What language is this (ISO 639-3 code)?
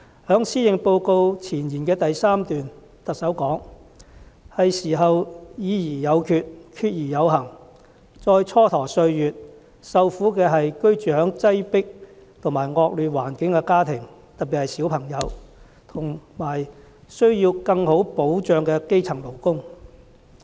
yue